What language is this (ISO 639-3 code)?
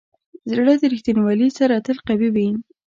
pus